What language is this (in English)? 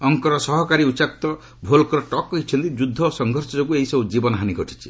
Odia